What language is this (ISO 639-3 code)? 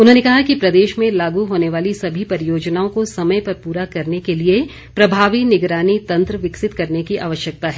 hin